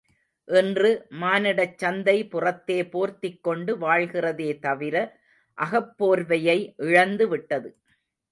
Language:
Tamil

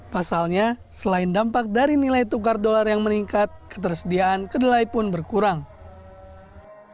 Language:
Indonesian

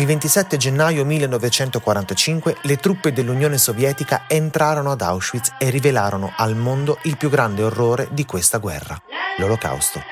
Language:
Italian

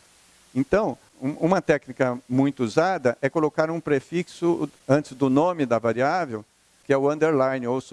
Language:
Portuguese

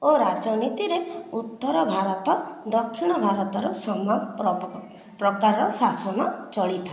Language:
Odia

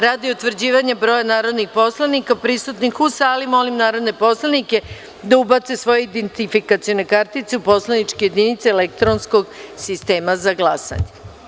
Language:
Serbian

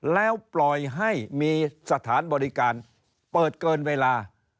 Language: Thai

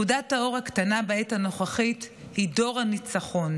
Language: Hebrew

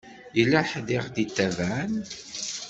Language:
Kabyle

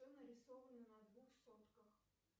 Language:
Russian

